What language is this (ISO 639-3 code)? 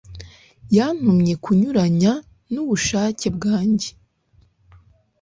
kin